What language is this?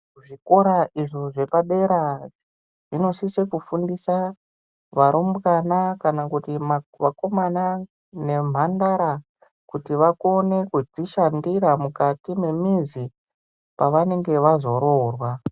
Ndau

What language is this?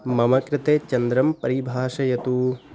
Sanskrit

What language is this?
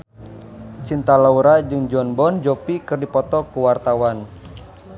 Sundanese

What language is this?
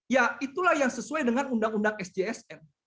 Indonesian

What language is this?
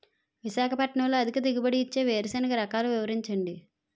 Telugu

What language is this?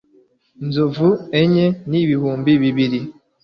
Kinyarwanda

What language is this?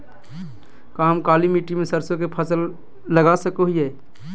Magahi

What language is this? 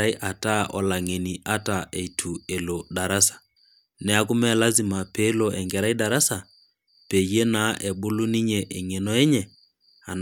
Masai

